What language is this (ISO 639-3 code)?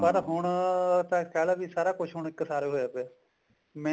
pan